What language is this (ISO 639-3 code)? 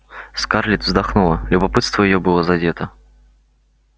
rus